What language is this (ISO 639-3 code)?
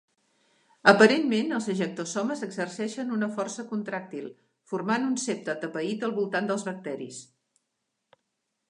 cat